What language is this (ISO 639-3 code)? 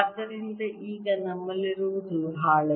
kan